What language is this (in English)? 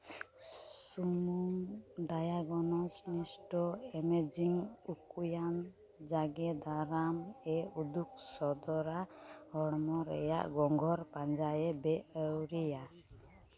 Santali